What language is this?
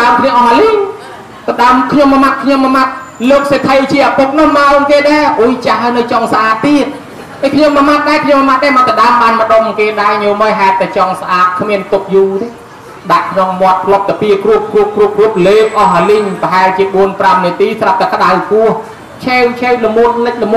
Thai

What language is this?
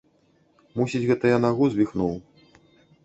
Belarusian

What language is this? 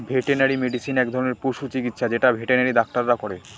Bangla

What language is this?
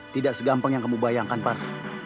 Indonesian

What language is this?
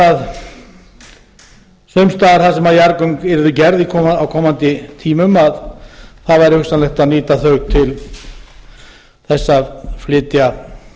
Icelandic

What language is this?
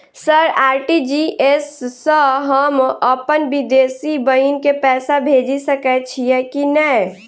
Maithili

